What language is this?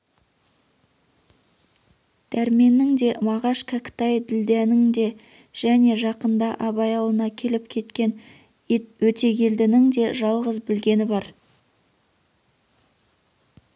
Kazakh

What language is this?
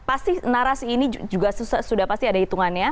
Indonesian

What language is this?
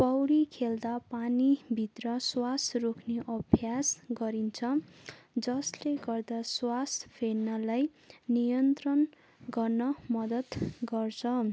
Nepali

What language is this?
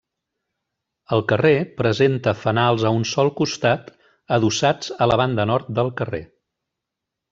Catalan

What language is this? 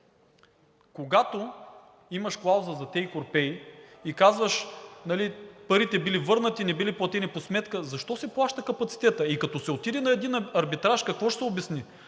Bulgarian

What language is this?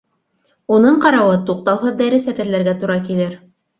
Bashkir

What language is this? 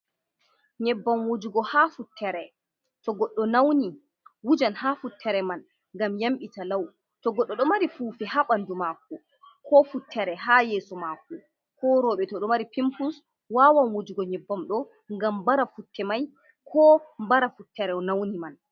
Fula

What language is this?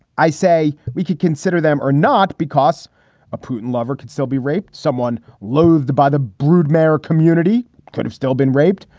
English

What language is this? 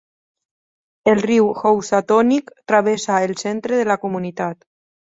Catalan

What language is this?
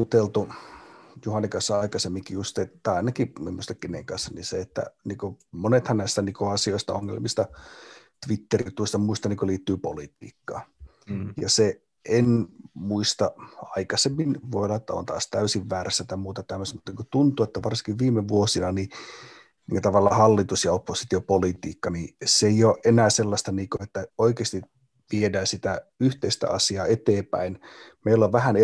Finnish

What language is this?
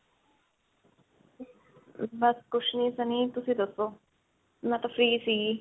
Punjabi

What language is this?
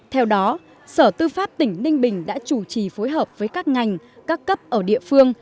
Vietnamese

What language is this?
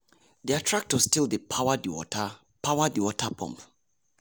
Nigerian Pidgin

